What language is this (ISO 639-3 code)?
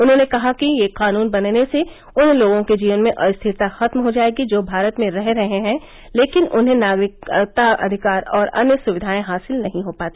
hin